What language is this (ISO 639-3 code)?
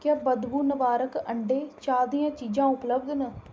doi